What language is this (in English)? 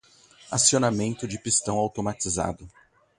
Portuguese